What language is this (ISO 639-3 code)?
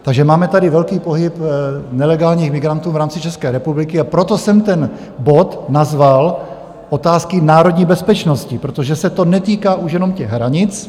ces